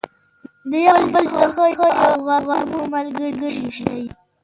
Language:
Pashto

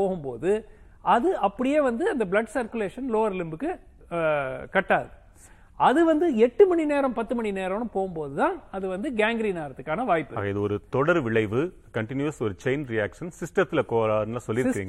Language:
Tamil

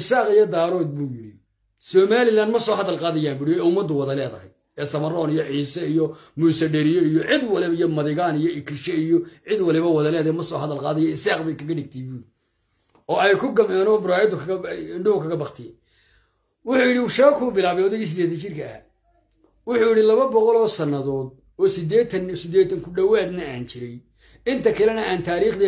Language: Arabic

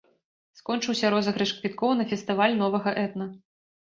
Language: Belarusian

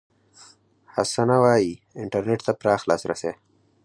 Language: Pashto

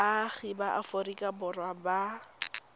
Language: Tswana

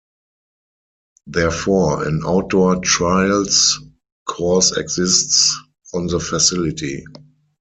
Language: English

